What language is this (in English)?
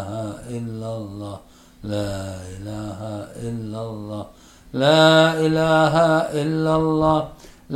Malay